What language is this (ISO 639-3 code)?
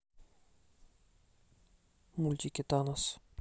rus